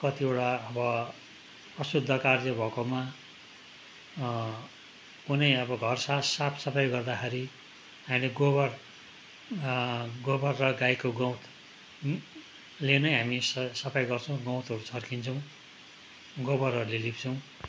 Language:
Nepali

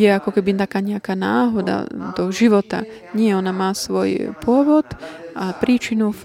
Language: Slovak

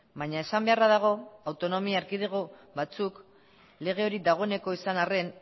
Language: Basque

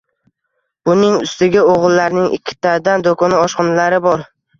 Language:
Uzbek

